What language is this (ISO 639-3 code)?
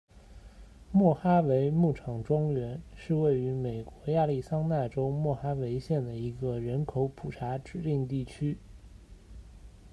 zho